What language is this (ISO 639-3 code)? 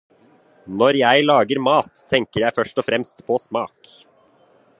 nob